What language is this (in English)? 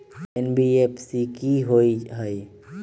Magahi